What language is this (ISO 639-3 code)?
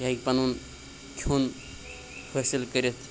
kas